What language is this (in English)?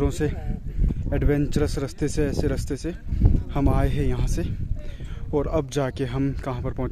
Hindi